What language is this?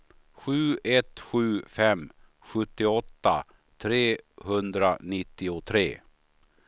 Swedish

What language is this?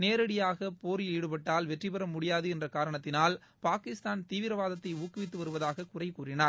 Tamil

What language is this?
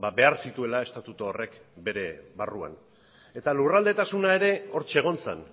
Basque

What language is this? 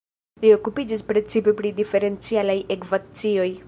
Esperanto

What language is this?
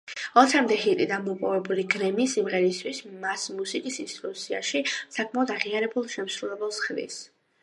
Georgian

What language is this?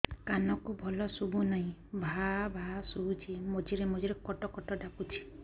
Odia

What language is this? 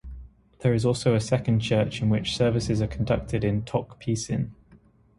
English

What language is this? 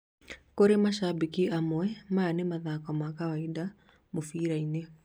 Kikuyu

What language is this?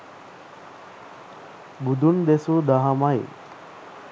Sinhala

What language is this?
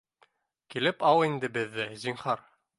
Bashkir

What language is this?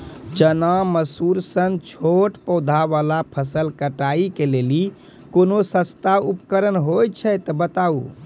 Maithili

